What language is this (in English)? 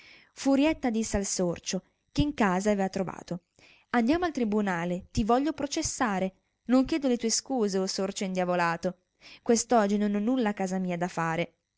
Italian